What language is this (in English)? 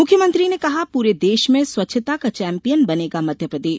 Hindi